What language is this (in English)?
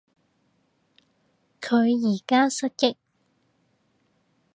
Cantonese